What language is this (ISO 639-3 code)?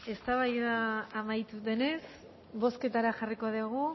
eus